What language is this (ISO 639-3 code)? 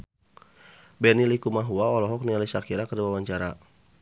sun